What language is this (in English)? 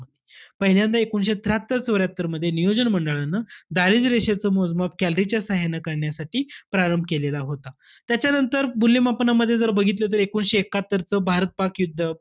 Marathi